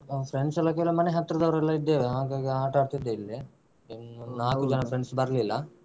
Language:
Kannada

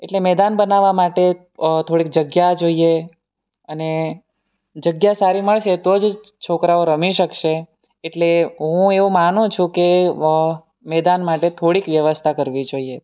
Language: Gujarati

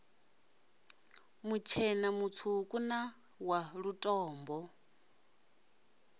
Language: Venda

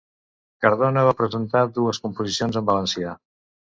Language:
Catalan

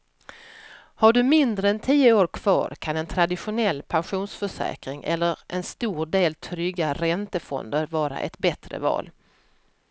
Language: Swedish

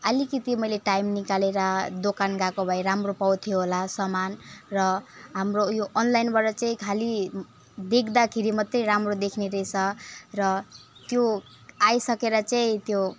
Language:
Nepali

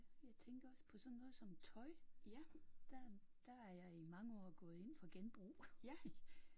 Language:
Danish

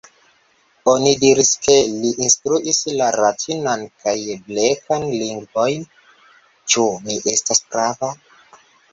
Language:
Esperanto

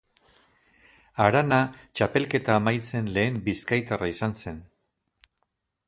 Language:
Basque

